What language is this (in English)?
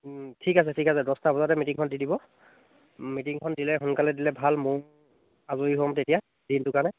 Assamese